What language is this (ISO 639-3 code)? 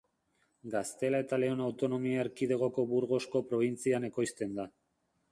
eus